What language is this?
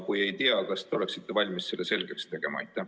Estonian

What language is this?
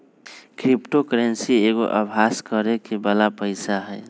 Magahi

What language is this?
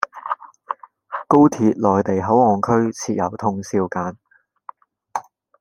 Cantonese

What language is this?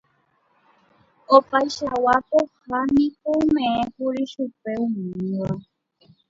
Guarani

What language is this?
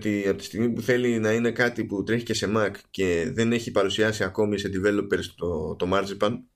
Greek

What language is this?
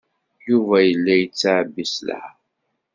Kabyle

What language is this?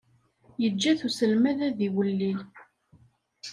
Kabyle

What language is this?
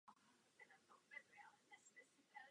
Czech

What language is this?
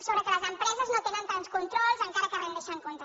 Catalan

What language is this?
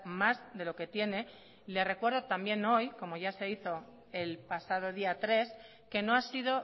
Spanish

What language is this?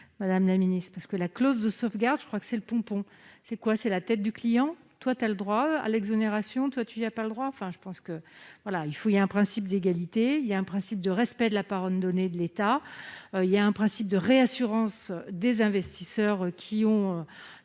French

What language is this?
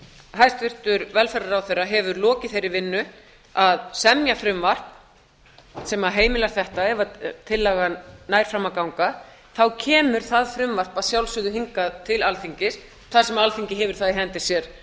Icelandic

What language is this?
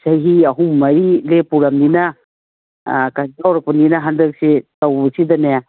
Manipuri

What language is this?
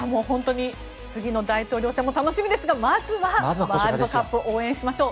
Japanese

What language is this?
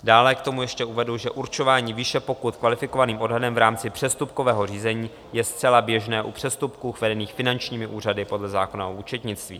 Czech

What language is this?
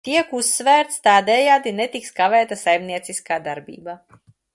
Latvian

